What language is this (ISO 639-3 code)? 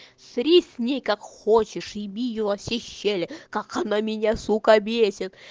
rus